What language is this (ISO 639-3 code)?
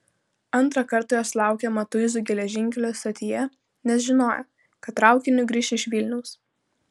lit